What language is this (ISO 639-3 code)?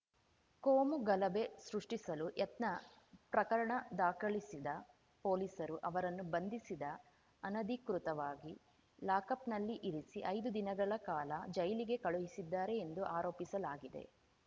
kan